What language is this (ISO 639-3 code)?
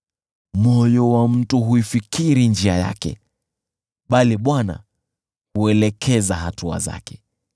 swa